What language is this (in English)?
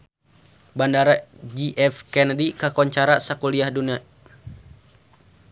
Sundanese